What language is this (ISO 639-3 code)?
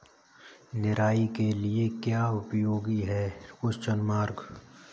hin